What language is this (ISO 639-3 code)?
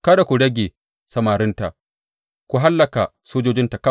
hau